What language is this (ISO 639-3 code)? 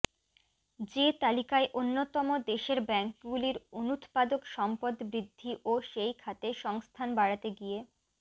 ben